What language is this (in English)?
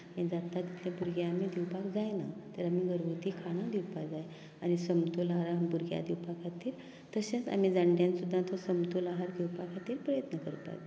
Konkani